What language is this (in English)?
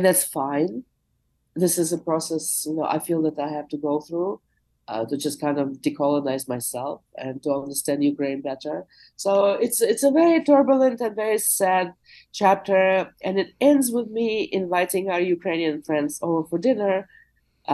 English